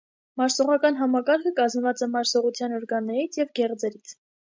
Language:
Armenian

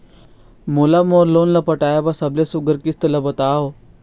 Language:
Chhattisgarhi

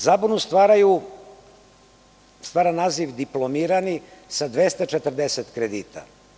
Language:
Serbian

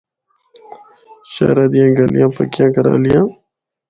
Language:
Northern Hindko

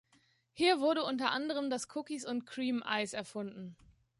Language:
German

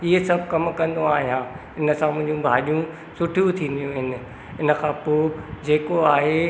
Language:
Sindhi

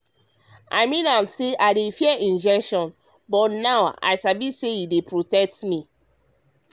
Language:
Nigerian Pidgin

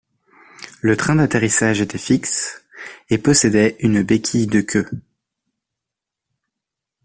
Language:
French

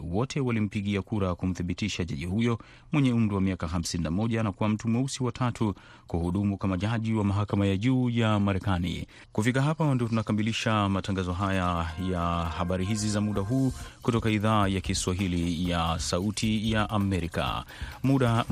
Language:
Swahili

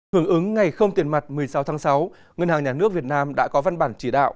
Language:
Vietnamese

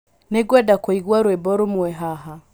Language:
Kikuyu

